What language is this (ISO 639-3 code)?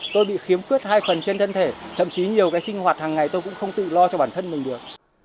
vie